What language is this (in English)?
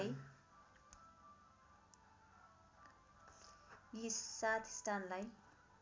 Nepali